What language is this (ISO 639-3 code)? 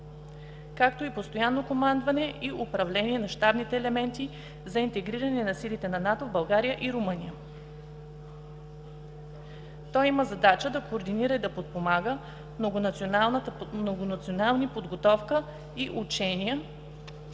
bul